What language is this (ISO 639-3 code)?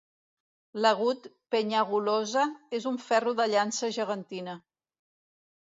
cat